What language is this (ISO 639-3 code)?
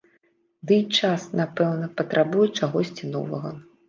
bel